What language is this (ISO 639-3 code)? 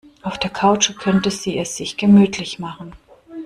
deu